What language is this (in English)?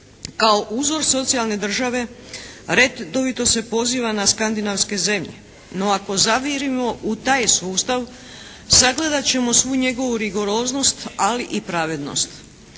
Croatian